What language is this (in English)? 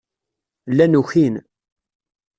Kabyle